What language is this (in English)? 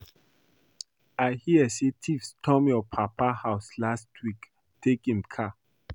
Nigerian Pidgin